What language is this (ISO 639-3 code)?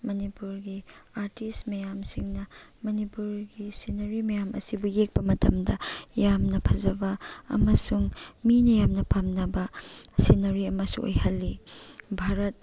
mni